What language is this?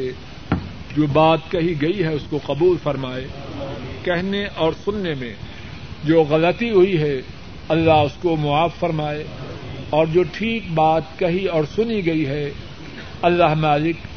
Urdu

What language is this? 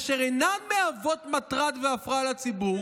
Hebrew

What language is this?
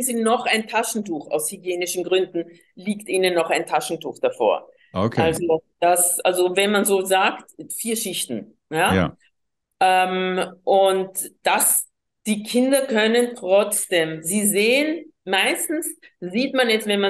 German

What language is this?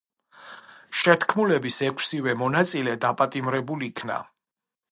Georgian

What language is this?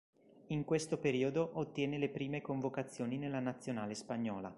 Italian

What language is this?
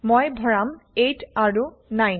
Assamese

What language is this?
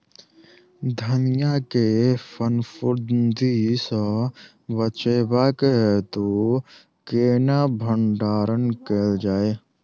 Maithili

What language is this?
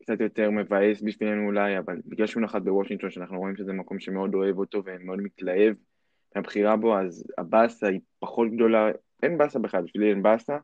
Hebrew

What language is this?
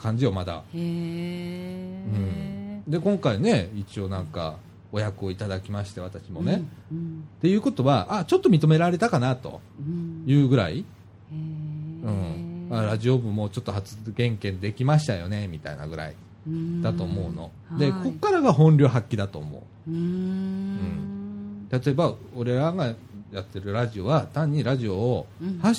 Japanese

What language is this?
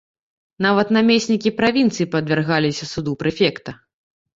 Belarusian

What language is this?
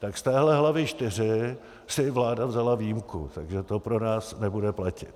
Czech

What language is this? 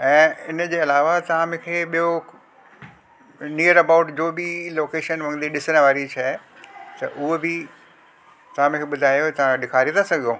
Sindhi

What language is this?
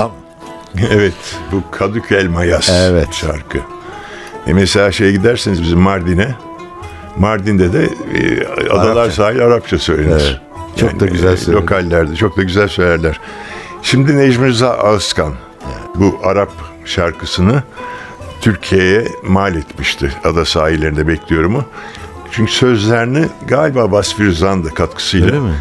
Turkish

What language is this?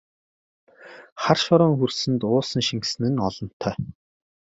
Mongolian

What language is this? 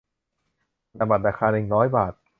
Thai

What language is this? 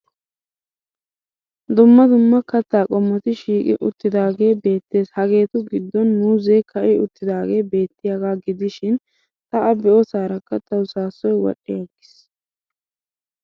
Wolaytta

